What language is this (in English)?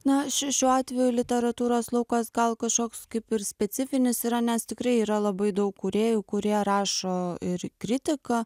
Lithuanian